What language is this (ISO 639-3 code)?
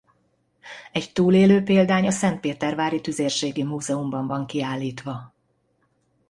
hun